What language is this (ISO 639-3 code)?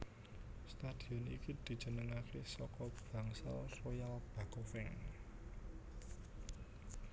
jav